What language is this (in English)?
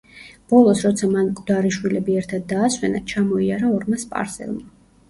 Georgian